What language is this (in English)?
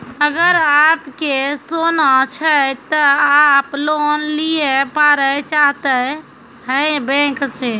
Maithili